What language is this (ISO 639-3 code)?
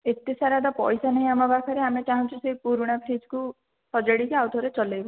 ori